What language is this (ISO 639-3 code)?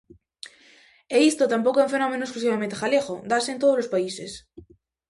glg